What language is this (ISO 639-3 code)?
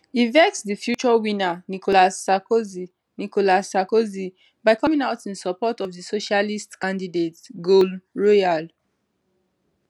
pcm